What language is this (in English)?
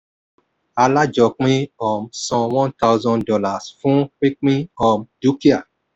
Yoruba